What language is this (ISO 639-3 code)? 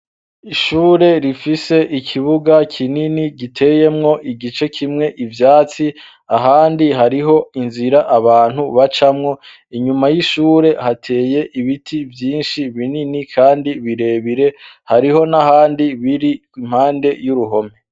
run